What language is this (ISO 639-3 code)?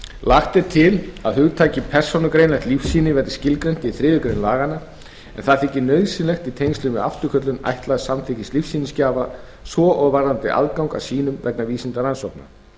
isl